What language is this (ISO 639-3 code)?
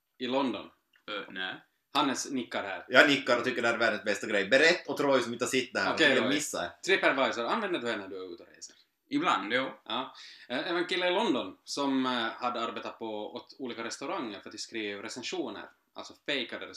swe